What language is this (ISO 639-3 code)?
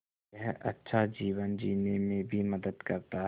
hin